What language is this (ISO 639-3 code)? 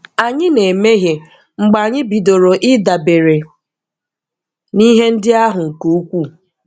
ibo